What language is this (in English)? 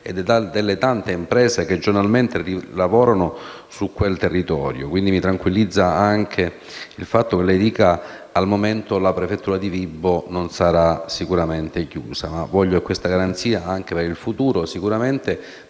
Italian